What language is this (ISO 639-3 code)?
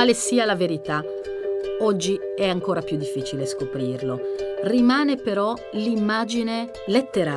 ita